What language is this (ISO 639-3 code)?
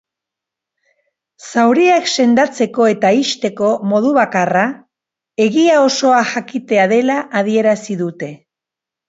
eus